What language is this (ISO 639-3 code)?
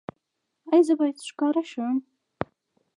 pus